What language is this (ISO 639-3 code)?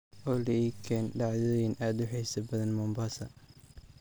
som